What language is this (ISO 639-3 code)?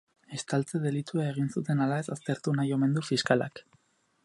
eus